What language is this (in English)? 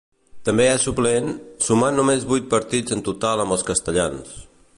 Catalan